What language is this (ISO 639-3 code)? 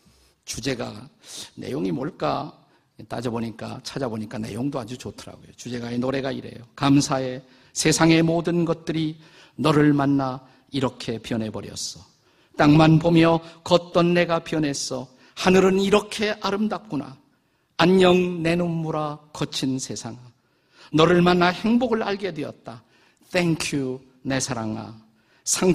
kor